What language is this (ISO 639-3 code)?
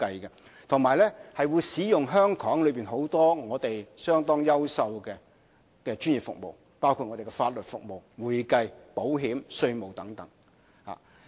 yue